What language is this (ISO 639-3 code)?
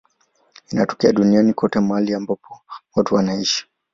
swa